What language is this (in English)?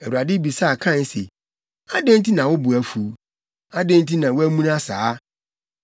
Akan